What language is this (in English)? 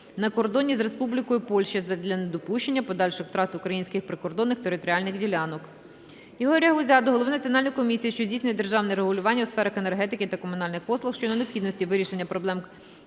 Ukrainian